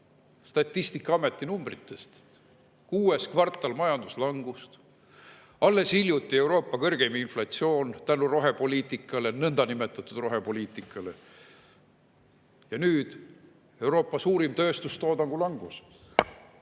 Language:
Estonian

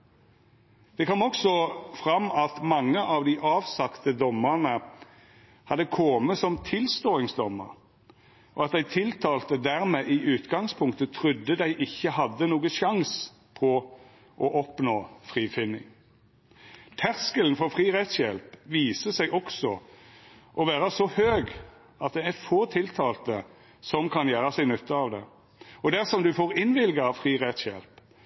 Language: Norwegian Nynorsk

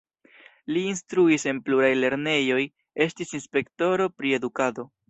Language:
Esperanto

